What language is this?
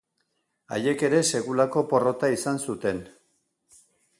Basque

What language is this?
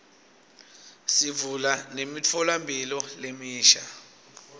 Swati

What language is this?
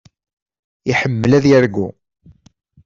Kabyle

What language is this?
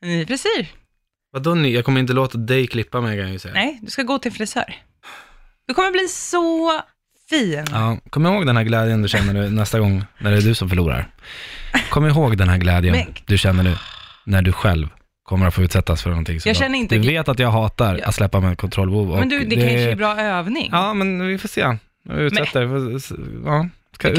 Swedish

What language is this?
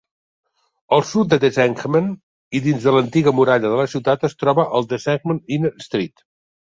Catalan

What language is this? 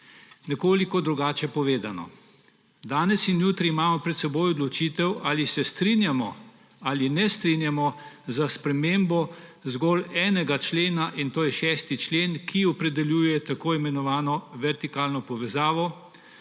Slovenian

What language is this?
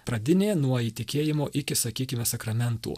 Lithuanian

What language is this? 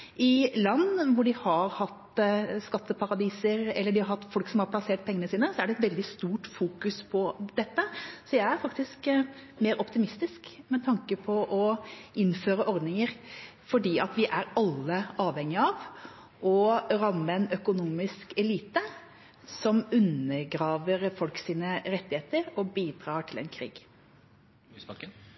Norwegian Bokmål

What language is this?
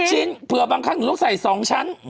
Thai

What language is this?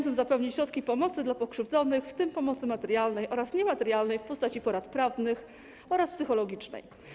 Polish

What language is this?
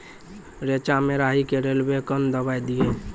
Maithili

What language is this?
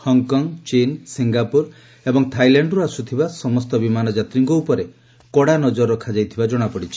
Odia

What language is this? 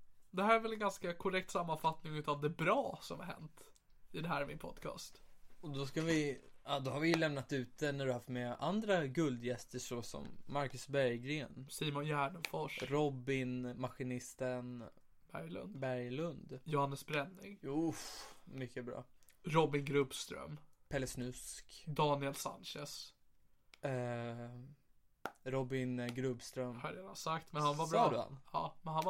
Swedish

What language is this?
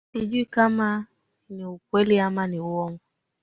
Swahili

